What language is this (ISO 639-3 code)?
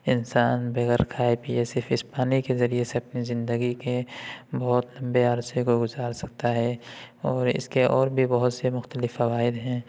urd